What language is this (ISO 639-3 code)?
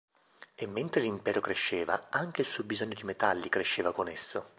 ita